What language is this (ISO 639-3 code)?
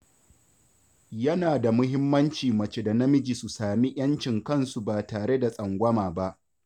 hau